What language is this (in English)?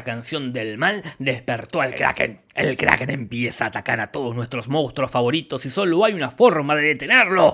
Spanish